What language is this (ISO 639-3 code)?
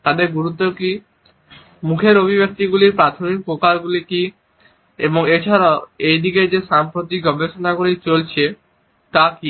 ben